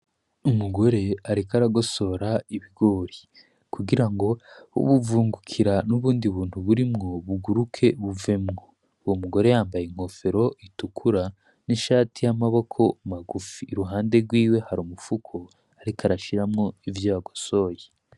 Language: Rundi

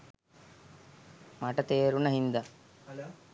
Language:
Sinhala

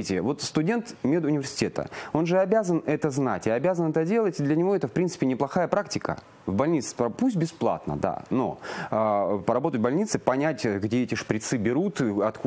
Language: Russian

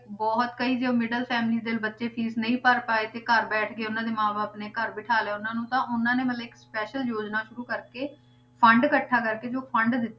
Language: Punjabi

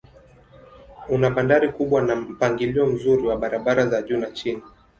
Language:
Swahili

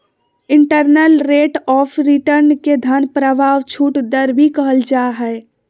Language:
Magahi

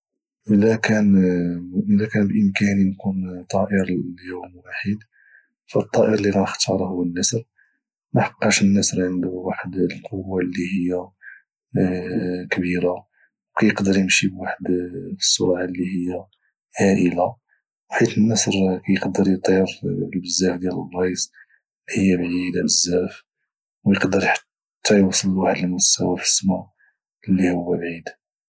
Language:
Moroccan Arabic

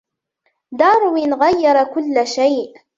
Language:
Arabic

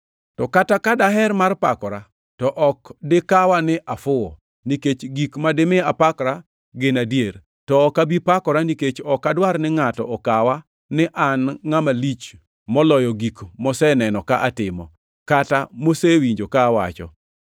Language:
Luo (Kenya and Tanzania)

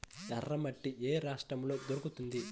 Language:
Telugu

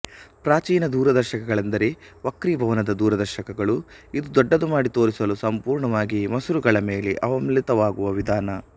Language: Kannada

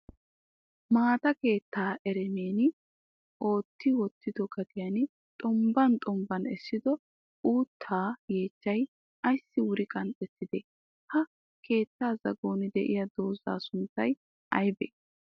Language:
Wolaytta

